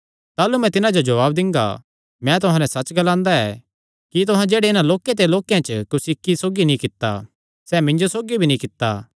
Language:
Kangri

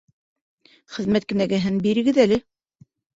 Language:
Bashkir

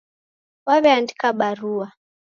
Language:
Taita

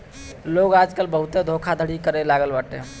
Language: Bhojpuri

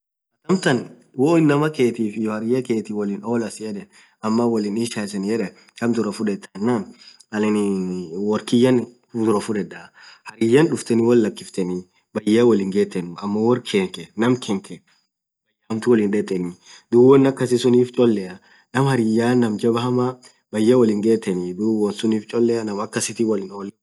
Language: Orma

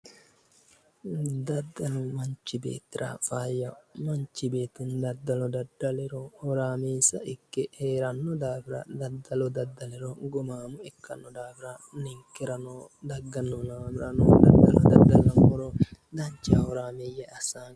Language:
Sidamo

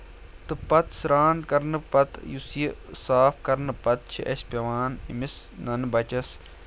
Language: Kashmiri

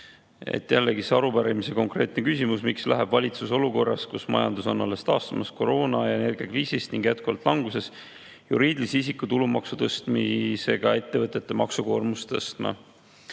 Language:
Estonian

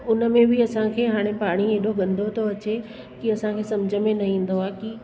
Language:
Sindhi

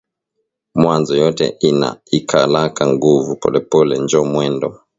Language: Swahili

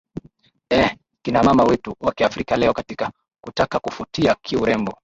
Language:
Swahili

